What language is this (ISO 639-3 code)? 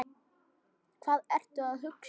isl